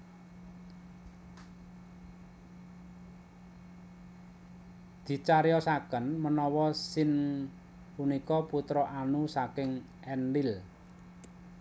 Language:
Javanese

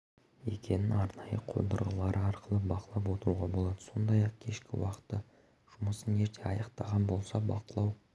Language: Kazakh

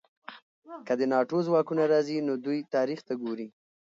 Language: Pashto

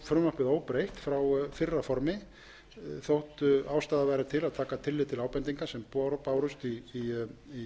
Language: Icelandic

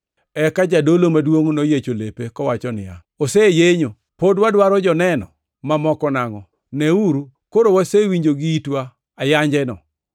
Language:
Luo (Kenya and Tanzania)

